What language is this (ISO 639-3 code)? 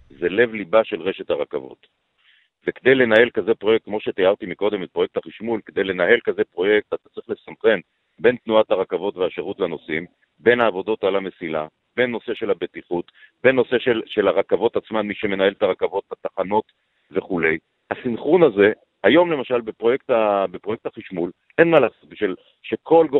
heb